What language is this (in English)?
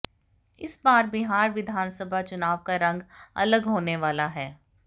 Hindi